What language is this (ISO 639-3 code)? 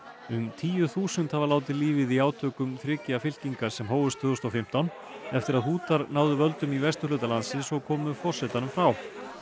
isl